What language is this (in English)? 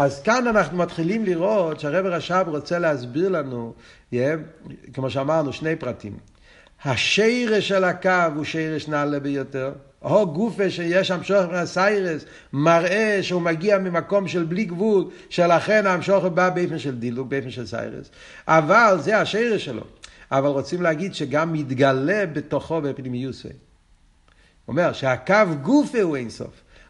Hebrew